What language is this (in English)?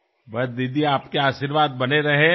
Bangla